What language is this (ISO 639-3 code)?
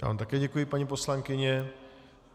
ces